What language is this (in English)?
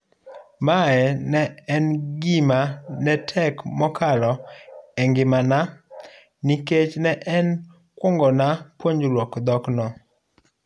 Luo (Kenya and Tanzania)